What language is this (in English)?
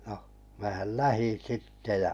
Finnish